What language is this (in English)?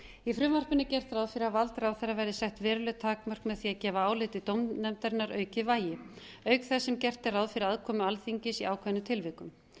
Icelandic